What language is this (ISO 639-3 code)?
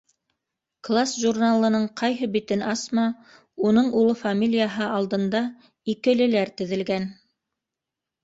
bak